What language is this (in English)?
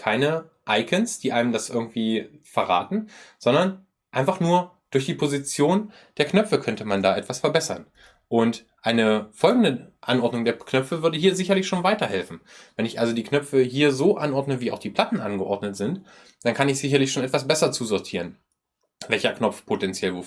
German